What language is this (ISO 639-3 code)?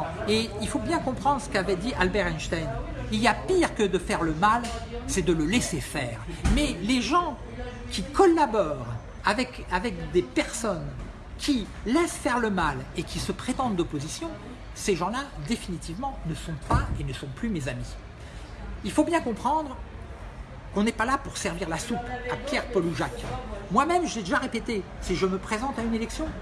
fra